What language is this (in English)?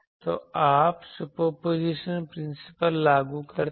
Hindi